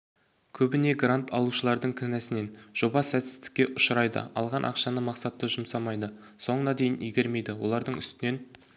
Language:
Kazakh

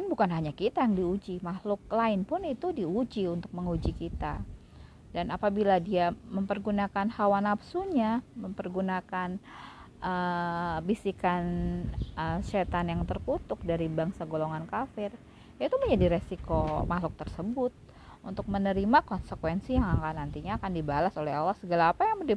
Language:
Indonesian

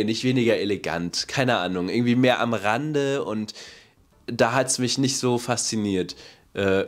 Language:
German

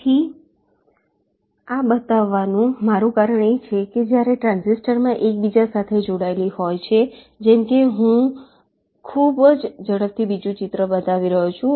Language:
Gujarati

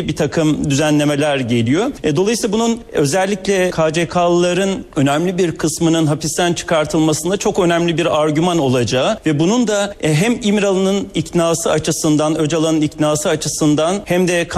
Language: Turkish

